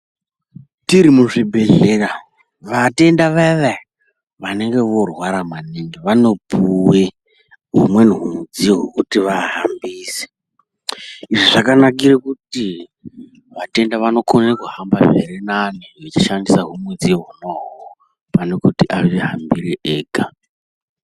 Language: Ndau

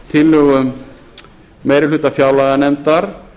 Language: Icelandic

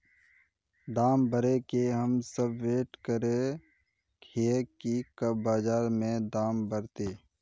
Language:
Magahi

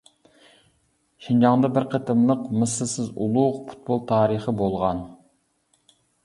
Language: Uyghur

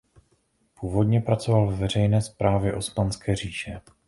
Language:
Czech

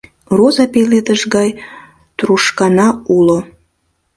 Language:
Mari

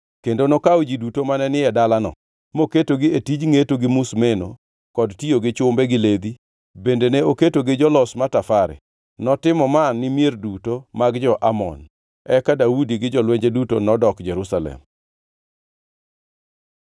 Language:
Luo (Kenya and Tanzania)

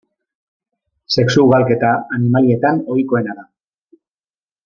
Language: Basque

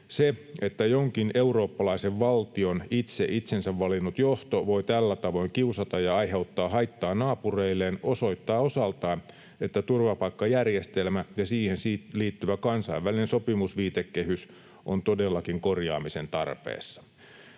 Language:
Finnish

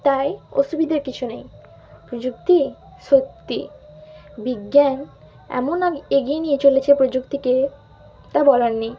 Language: Bangla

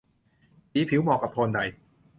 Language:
Thai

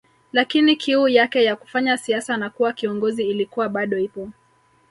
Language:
Swahili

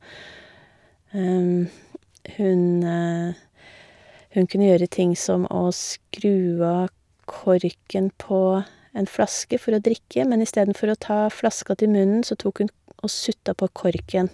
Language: Norwegian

